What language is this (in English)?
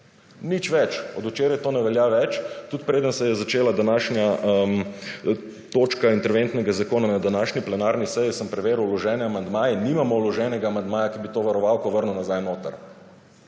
Slovenian